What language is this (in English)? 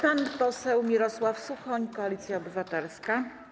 Polish